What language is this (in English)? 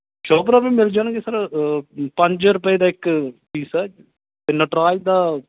Punjabi